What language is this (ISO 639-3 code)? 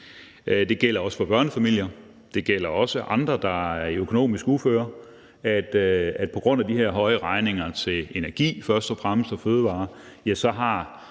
dan